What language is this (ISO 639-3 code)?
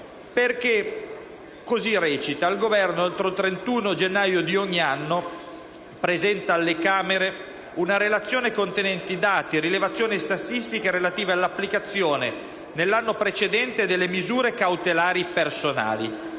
ita